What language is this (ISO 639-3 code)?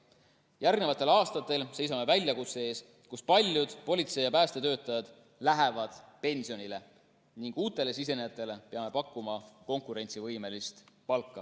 est